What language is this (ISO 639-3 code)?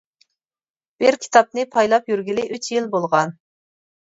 uig